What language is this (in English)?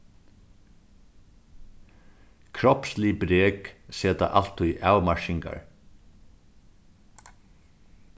Faroese